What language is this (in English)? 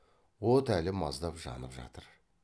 Kazakh